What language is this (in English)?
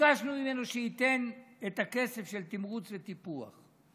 Hebrew